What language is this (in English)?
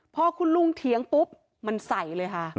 Thai